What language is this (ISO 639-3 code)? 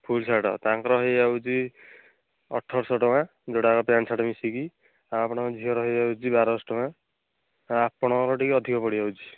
ori